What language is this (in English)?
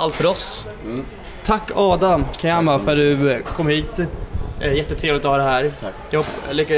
Swedish